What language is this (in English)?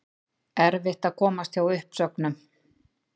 Icelandic